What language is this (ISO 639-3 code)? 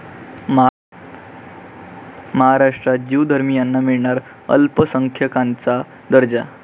mar